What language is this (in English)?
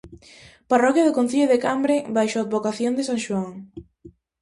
Galician